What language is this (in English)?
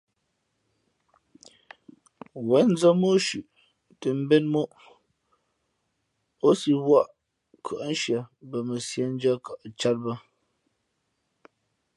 Fe'fe'